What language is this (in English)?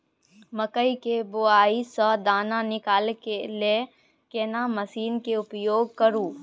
Maithili